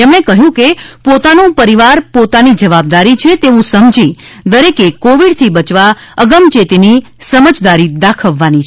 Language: Gujarati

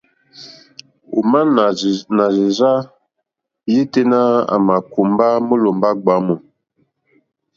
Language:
Mokpwe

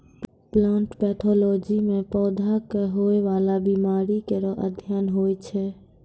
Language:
Maithili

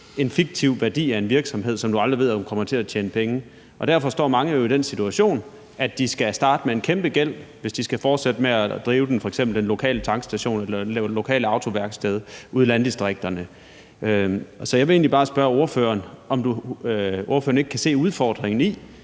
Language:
Danish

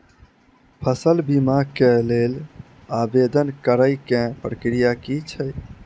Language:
Maithili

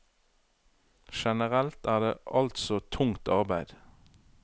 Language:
Norwegian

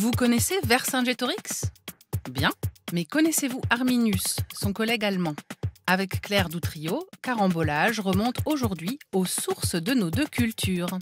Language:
French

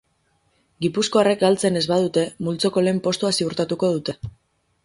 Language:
Basque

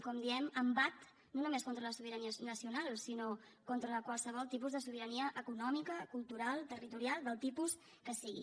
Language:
Catalan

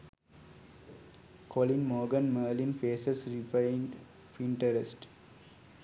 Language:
Sinhala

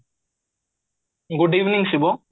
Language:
Odia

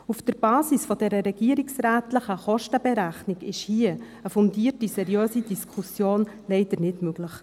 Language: Swiss German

